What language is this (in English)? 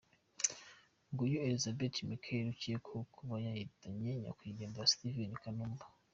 Kinyarwanda